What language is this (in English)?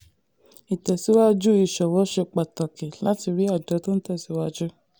Yoruba